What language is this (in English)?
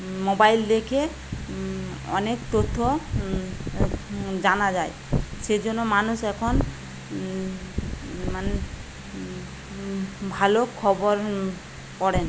Bangla